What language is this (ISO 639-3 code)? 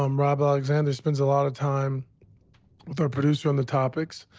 eng